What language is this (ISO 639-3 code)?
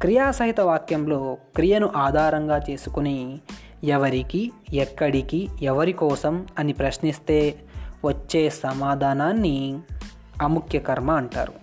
tel